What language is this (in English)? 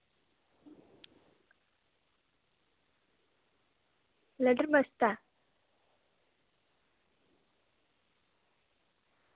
Dogri